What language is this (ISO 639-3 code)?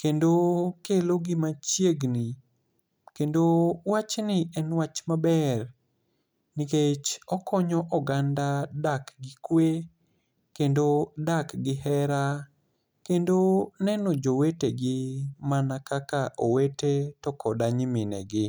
luo